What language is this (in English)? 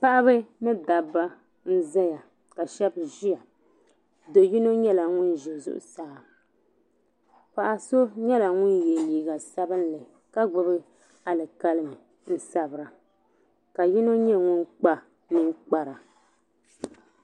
Dagbani